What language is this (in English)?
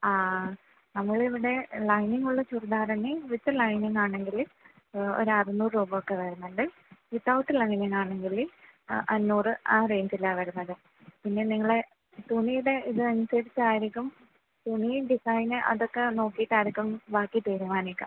Malayalam